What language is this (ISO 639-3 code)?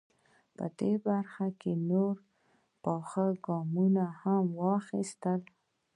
pus